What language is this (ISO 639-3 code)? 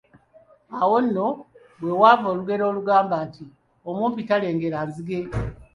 lug